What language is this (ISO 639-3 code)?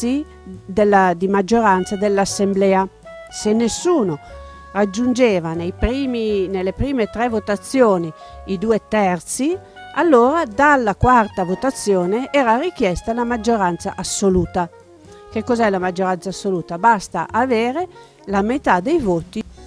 ita